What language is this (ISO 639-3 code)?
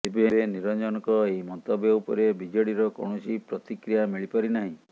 ori